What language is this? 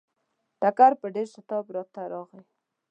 Pashto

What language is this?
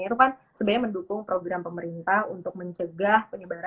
Indonesian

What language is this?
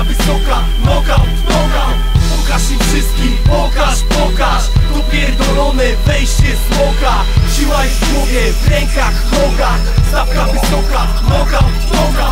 Polish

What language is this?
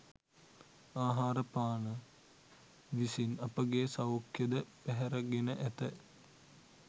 Sinhala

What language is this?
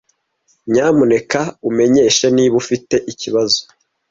Kinyarwanda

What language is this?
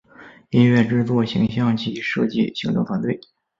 Chinese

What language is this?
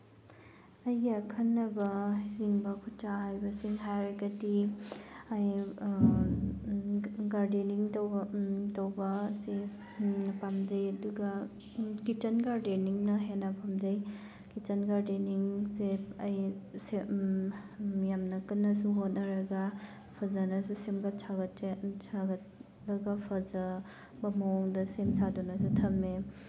Manipuri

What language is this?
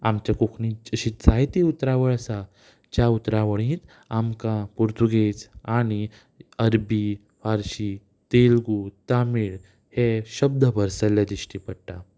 Konkani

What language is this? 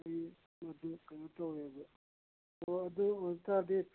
Manipuri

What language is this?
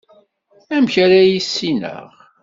Kabyle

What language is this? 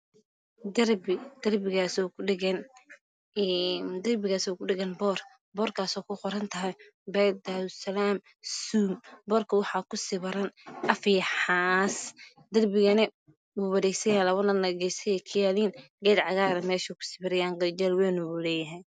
Somali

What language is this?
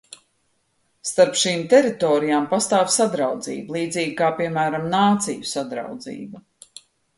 Latvian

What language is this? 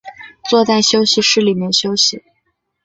Chinese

